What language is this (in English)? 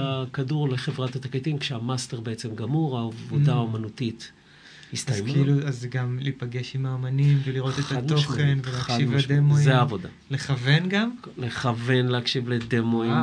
Hebrew